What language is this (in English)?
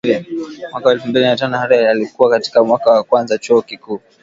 Swahili